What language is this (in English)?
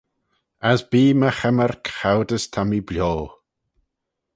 Manx